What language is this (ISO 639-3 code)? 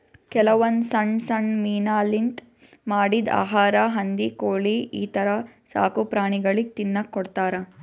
kan